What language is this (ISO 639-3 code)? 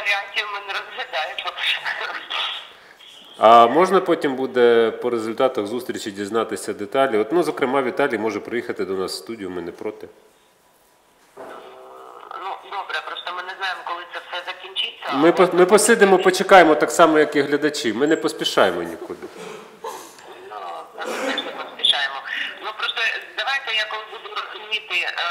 ukr